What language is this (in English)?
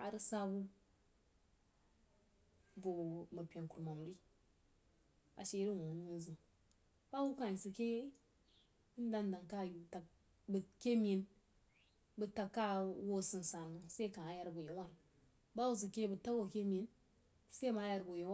Jiba